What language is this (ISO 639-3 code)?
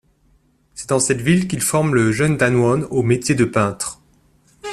fra